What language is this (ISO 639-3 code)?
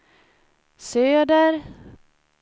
swe